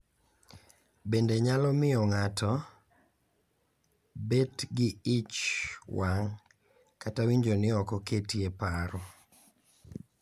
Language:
Luo (Kenya and Tanzania)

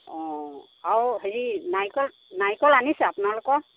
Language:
Assamese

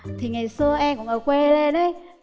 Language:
Vietnamese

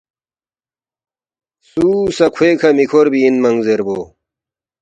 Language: Balti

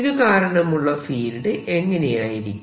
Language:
Malayalam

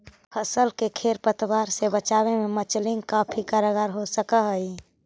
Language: Magahi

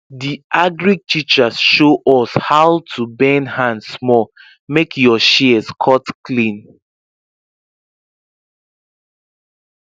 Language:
Nigerian Pidgin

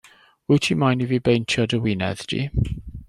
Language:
Welsh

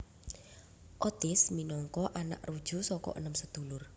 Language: Javanese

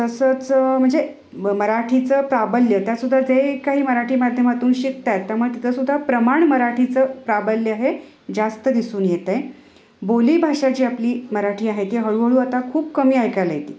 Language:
Marathi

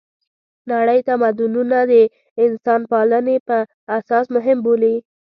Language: Pashto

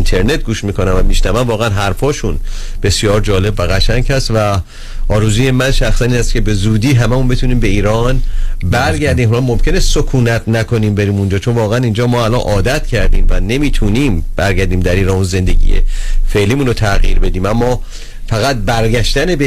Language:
Persian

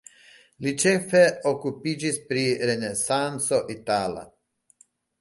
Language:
Esperanto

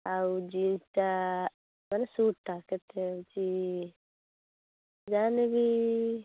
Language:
Odia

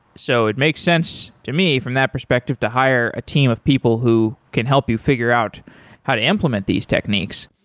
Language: English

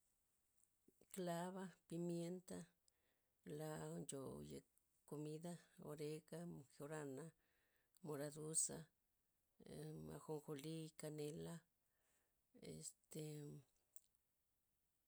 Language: Loxicha Zapotec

